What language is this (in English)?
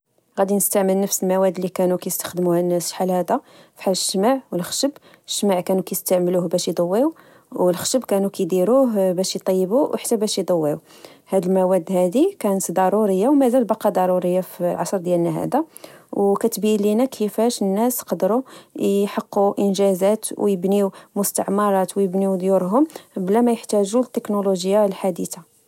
Moroccan Arabic